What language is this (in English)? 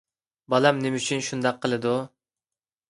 Uyghur